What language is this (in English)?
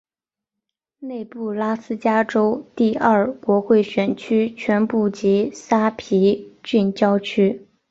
Chinese